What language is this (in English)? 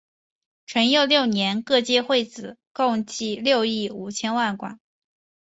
Chinese